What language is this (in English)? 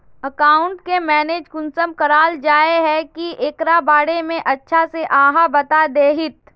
Magahi